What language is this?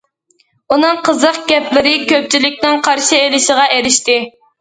Uyghur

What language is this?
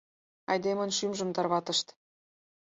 Mari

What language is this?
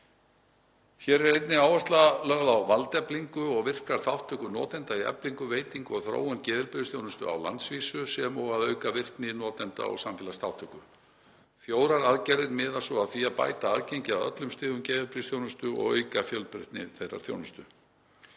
Icelandic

